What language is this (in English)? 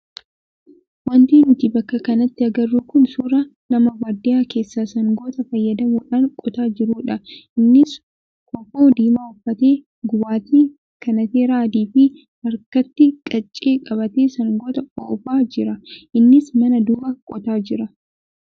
Oromo